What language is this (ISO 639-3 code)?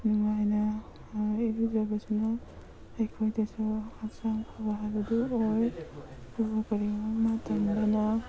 mni